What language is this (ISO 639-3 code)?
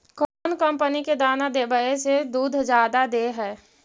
mag